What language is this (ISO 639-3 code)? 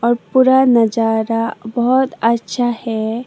hin